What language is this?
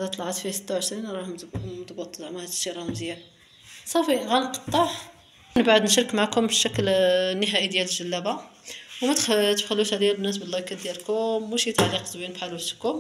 Arabic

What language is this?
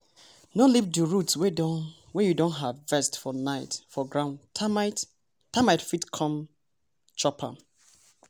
Nigerian Pidgin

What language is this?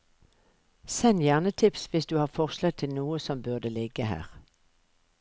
Norwegian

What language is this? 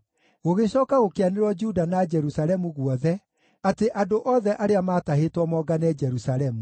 Kikuyu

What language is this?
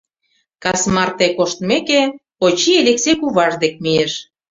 Mari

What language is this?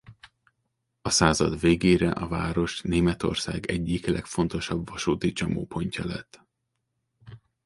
Hungarian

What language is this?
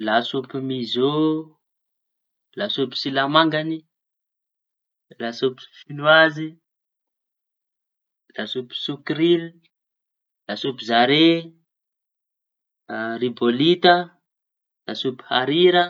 Tanosy Malagasy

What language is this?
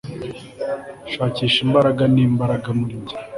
Kinyarwanda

